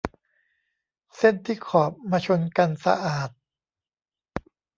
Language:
Thai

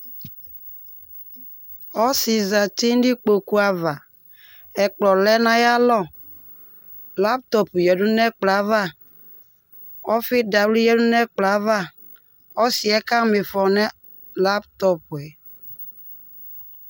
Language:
Ikposo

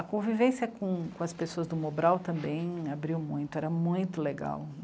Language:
Portuguese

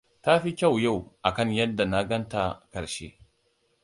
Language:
Hausa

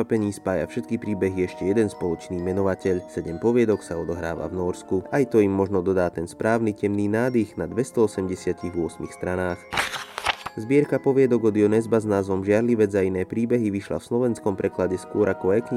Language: Slovak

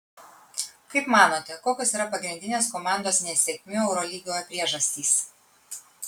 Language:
Lithuanian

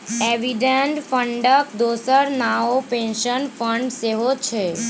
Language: Maithili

